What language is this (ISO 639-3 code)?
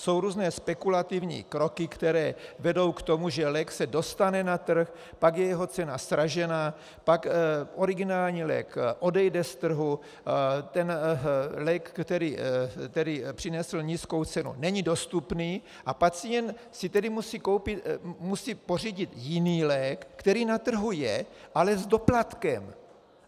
ces